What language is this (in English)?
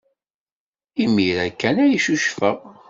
Kabyle